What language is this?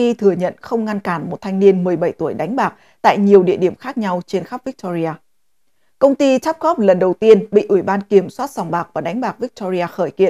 Vietnamese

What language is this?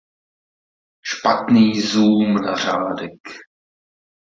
Czech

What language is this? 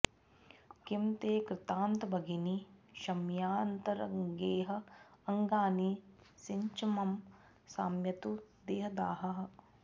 Sanskrit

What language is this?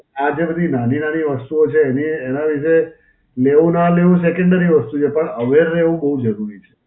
Gujarati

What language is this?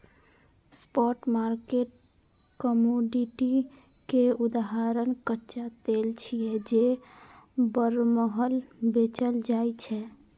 Maithili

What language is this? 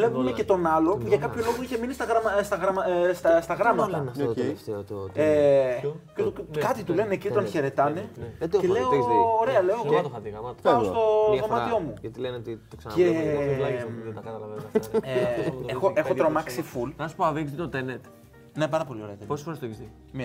Greek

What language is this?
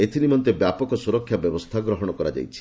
Odia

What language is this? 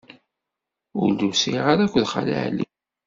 Kabyle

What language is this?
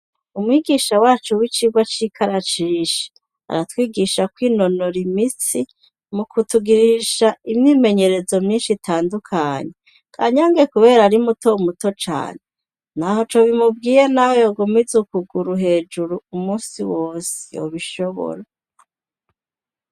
Rundi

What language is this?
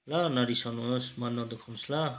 Nepali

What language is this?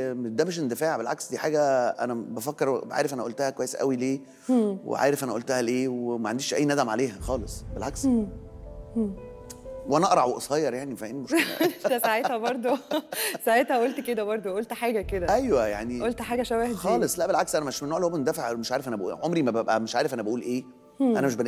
Arabic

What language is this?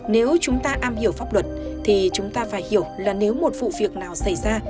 Vietnamese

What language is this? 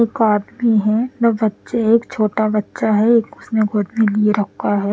Hindi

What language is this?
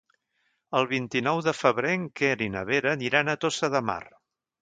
Catalan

